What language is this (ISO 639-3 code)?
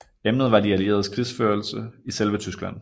dan